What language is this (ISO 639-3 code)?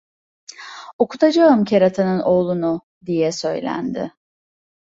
tur